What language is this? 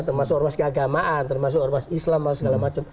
Indonesian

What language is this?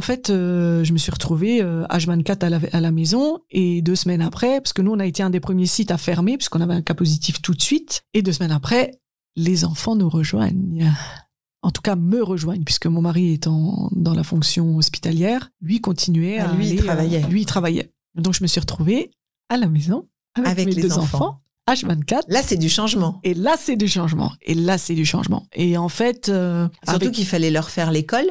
French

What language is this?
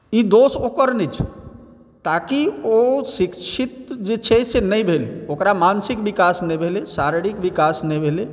Maithili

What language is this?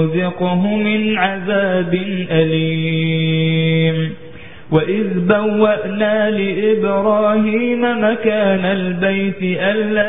Arabic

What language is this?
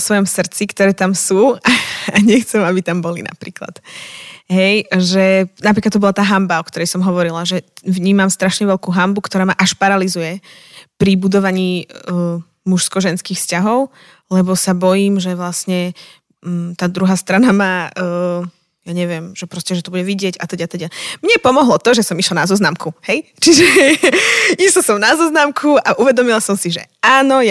Slovak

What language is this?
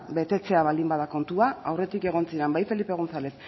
Basque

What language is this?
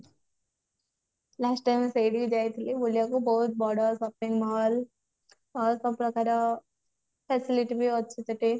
Odia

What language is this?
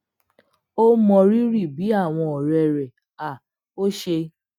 Yoruba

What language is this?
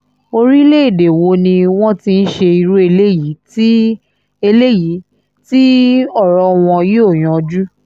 Yoruba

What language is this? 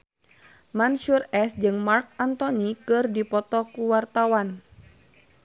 Sundanese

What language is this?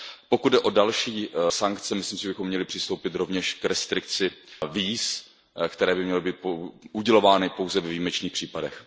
Czech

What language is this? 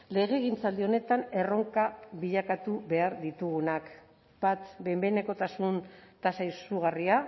Basque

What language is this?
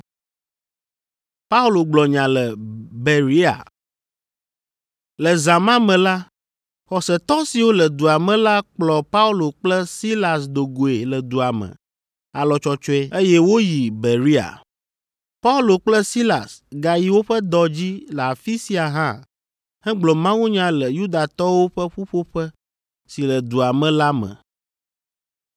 Ewe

